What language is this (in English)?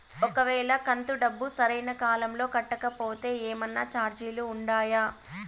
Telugu